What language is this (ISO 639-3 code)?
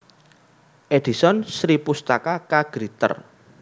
jav